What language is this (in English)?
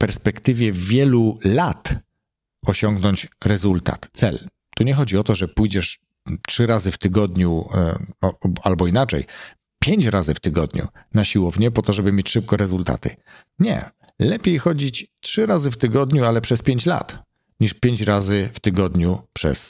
Polish